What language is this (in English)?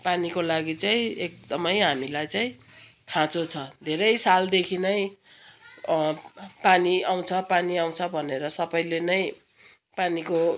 Nepali